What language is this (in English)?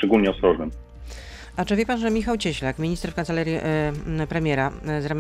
Polish